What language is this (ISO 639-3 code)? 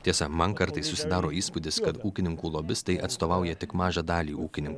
lit